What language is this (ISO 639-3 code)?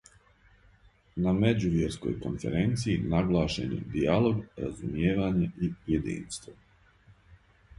srp